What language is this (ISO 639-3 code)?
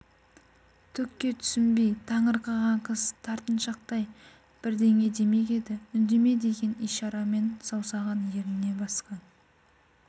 kaz